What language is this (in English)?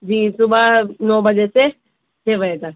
Urdu